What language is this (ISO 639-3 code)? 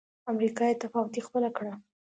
pus